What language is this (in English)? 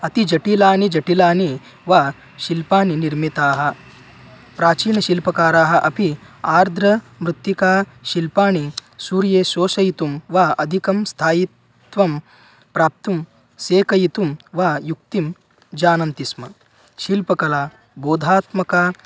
Sanskrit